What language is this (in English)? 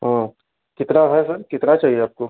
Hindi